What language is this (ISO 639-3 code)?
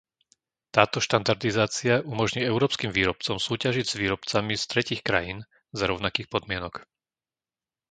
slk